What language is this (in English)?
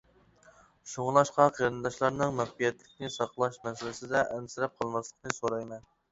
Uyghur